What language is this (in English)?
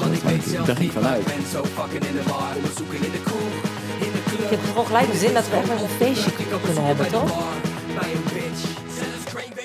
Dutch